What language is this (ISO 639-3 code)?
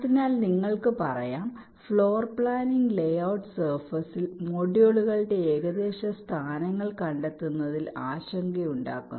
mal